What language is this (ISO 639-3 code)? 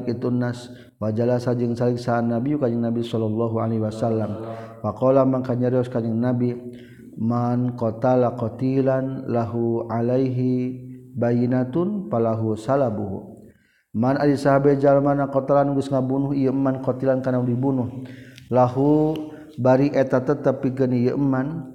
msa